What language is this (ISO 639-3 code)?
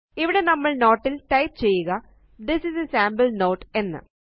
mal